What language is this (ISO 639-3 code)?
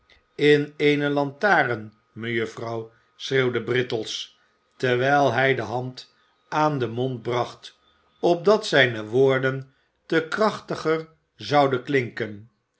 nld